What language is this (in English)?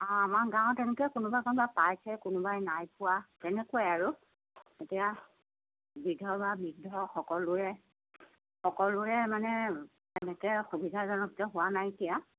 Assamese